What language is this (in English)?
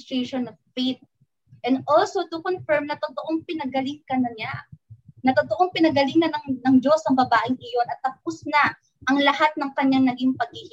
Filipino